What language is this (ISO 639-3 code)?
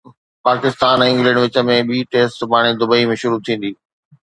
snd